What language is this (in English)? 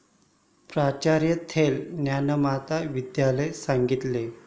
Marathi